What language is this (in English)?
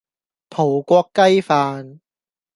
Cantonese